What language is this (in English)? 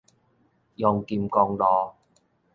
Min Nan Chinese